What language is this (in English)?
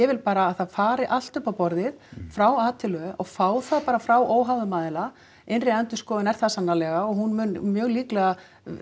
Icelandic